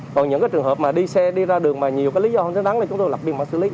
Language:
Vietnamese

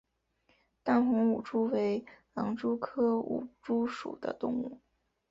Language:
Chinese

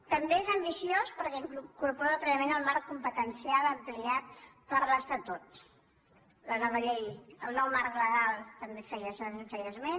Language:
Catalan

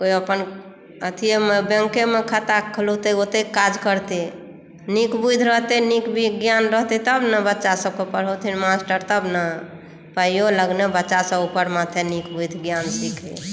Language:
Maithili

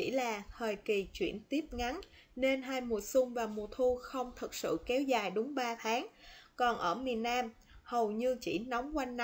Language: Vietnamese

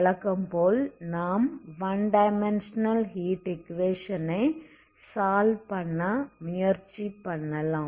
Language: Tamil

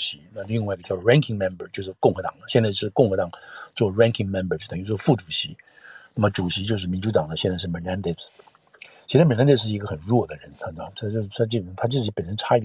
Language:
Chinese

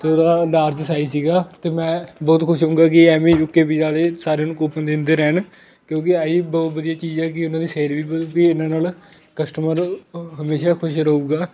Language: Punjabi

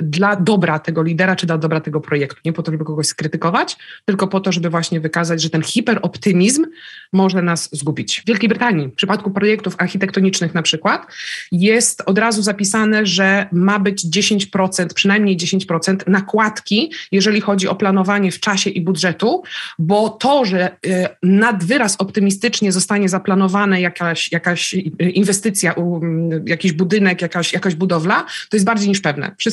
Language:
Polish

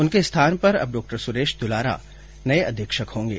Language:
Hindi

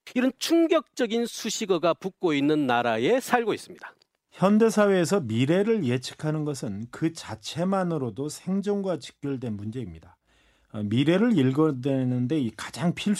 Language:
Korean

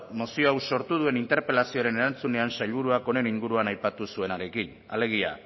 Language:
Basque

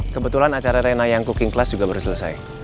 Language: Indonesian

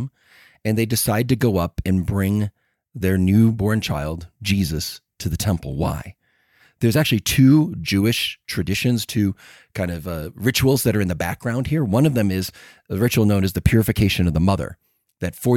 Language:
English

